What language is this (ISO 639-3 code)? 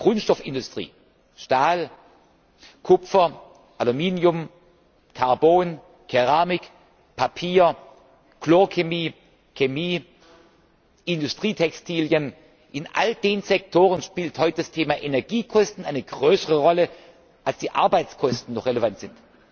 deu